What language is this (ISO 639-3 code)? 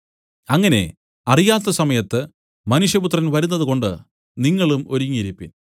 mal